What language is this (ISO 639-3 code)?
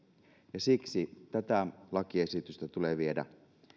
fin